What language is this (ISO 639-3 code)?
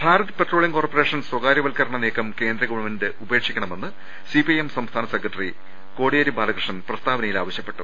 mal